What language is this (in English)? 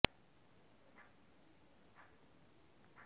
Bangla